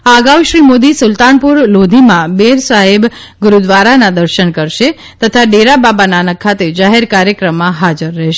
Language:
Gujarati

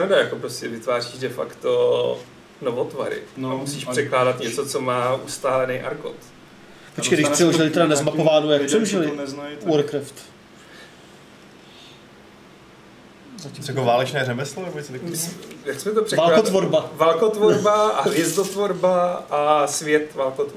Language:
Czech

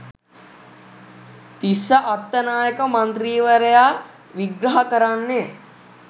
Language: Sinhala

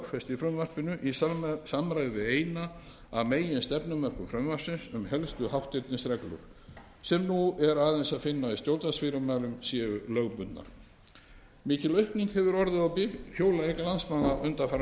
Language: Icelandic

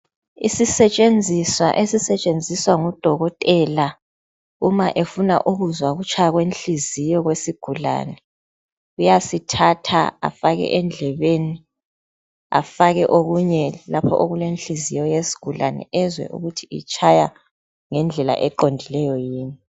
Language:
North Ndebele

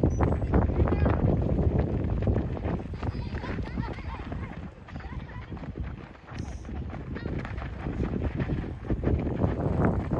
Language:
Japanese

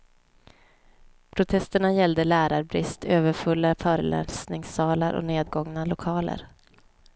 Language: Swedish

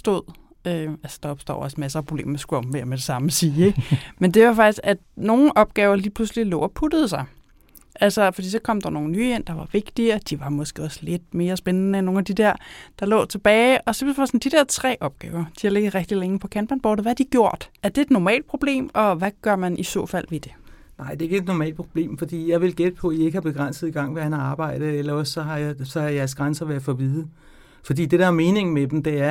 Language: Danish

